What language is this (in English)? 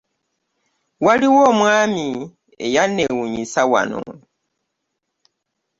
Ganda